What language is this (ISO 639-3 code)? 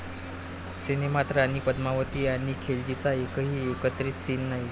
mar